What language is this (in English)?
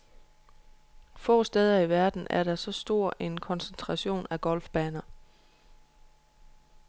Danish